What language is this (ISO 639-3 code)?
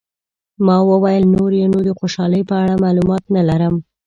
pus